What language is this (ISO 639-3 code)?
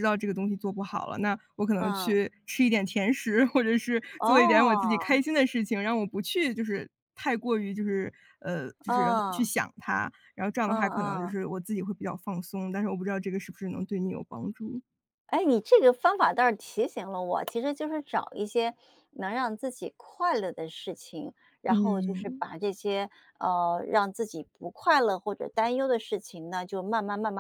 zho